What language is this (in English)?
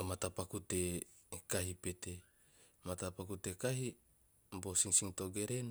Teop